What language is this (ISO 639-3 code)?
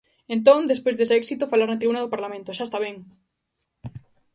glg